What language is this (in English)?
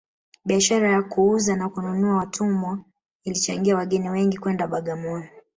Swahili